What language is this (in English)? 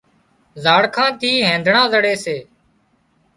Wadiyara Koli